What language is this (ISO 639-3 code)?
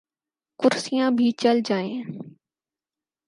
urd